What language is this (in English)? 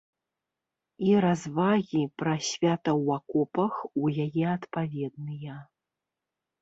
Belarusian